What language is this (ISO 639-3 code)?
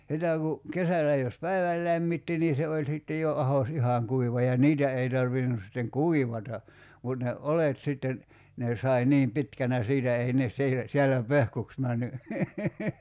fin